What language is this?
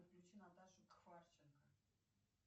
Russian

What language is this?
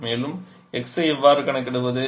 Tamil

